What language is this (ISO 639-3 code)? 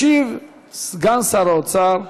heb